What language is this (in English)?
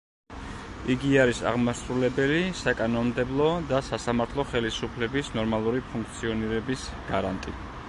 Georgian